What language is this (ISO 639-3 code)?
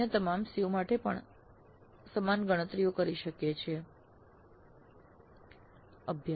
guj